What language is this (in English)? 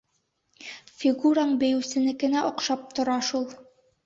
Bashkir